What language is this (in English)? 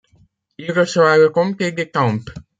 French